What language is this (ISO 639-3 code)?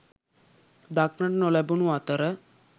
sin